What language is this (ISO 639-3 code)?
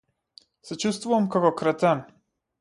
mkd